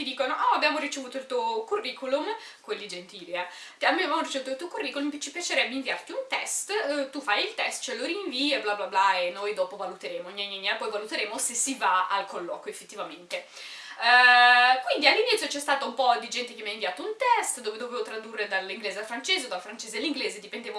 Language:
Italian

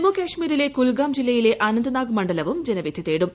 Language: Malayalam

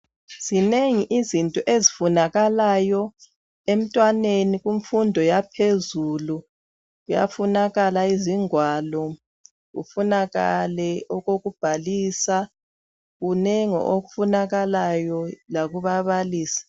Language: North Ndebele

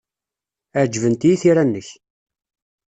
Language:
Kabyle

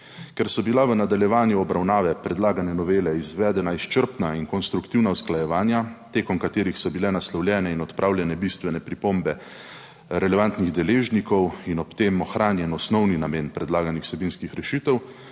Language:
Slovenian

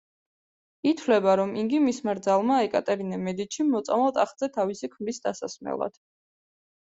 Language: Georgian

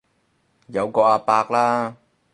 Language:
Cantonese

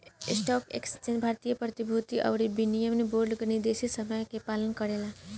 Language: Bhojpuri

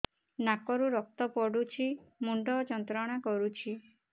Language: Odia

